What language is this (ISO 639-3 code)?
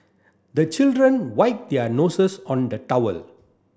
eng